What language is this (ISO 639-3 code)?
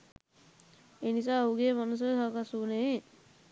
sin